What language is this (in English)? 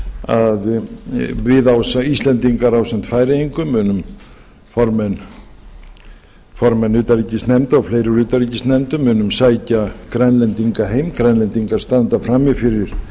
Icelandic